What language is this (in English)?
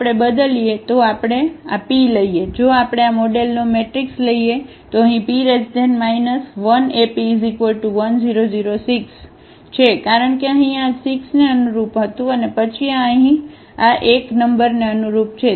Gujarati